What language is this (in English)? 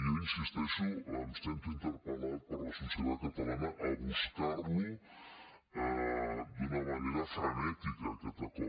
Catalan